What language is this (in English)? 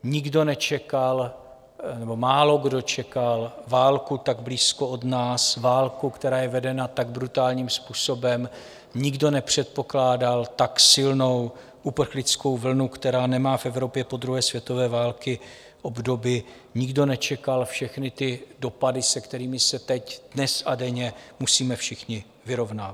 Czech